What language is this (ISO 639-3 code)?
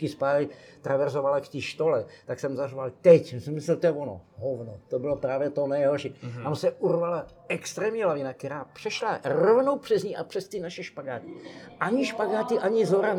ces